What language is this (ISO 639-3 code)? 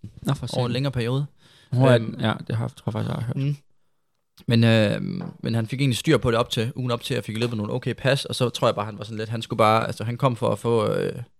dan